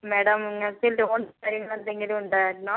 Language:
Malayalam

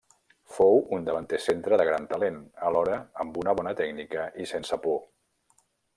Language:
Catalan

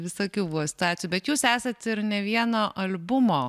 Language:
Lithuanian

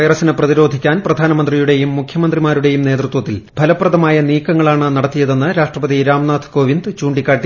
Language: Malayalam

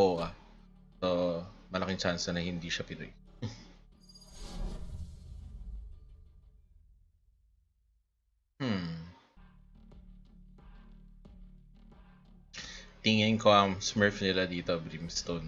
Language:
English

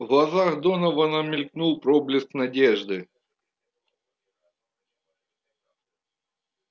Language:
Russian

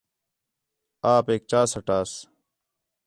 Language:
Khetrani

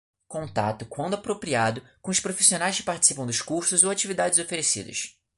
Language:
Portuguese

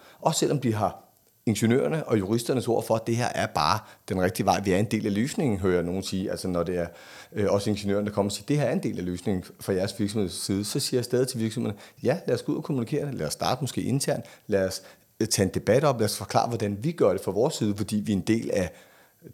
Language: Danish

